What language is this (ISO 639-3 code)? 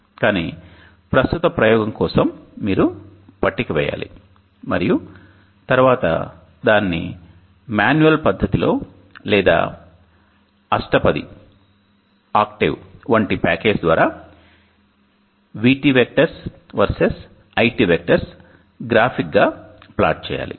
tel